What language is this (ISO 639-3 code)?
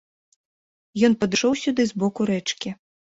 bel